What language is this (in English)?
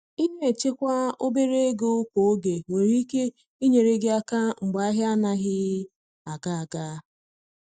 Igbo